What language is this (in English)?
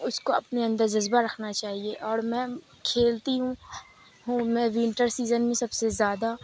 Urdu